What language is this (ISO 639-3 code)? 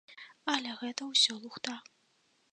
bel